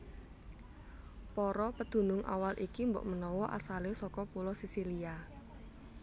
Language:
Javanese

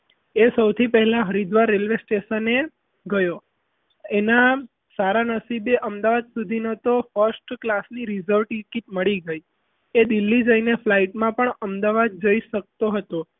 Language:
Gujarati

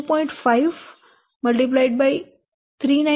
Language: Gujarati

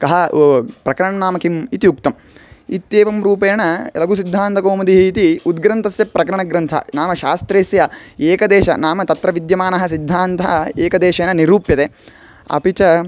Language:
Sanskrit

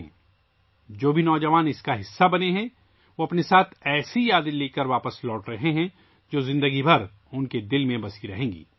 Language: Urdu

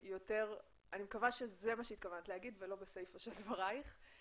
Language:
Hebrew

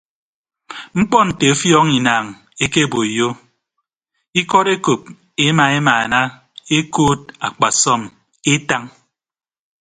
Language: Ibibio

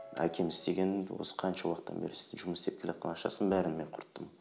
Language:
Kazakh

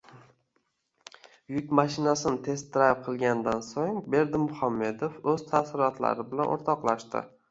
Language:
Uzbek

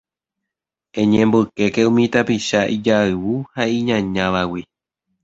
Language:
Guarani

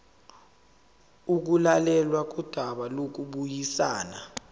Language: Zulu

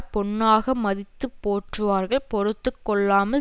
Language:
Tamil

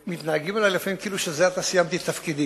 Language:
Hebrew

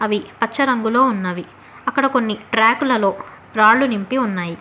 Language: Telugu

